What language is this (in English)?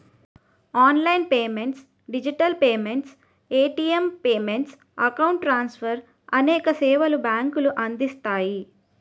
Telugu